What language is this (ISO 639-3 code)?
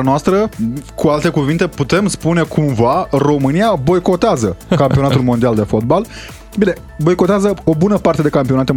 ron